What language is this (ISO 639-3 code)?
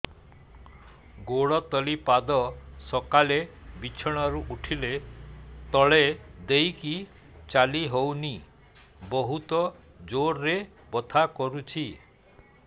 ori